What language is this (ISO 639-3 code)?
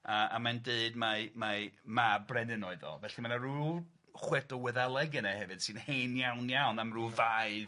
cym